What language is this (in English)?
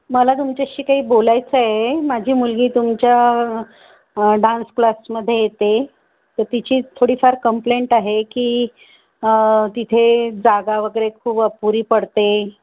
Marathi